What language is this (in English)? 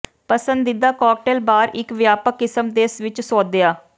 Punjabi